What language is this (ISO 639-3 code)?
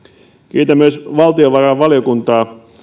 fin